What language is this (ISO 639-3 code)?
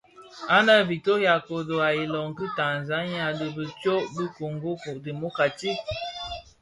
ksf